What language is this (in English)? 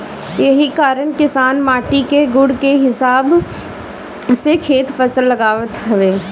Bhojpuri